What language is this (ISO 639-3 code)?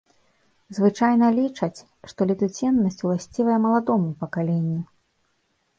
bel